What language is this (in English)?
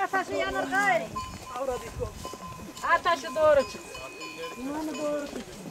Turkish